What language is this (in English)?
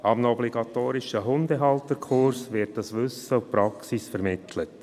Swiss German